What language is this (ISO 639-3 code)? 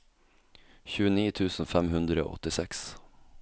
nor